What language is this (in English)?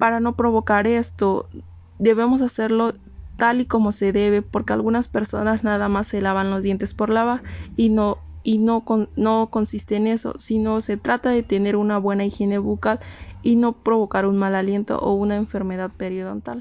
Spanish